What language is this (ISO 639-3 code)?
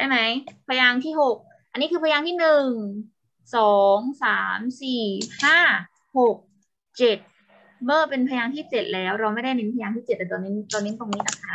tha